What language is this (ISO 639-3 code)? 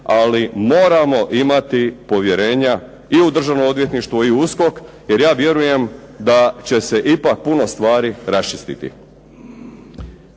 hrv